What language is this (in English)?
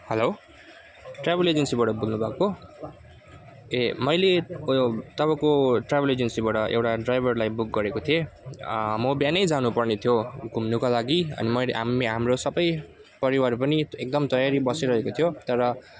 Nepali